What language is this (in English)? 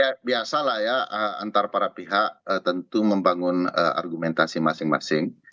Indonesian